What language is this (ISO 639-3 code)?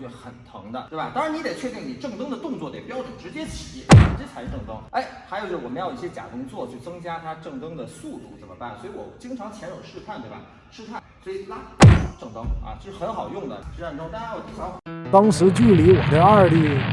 zho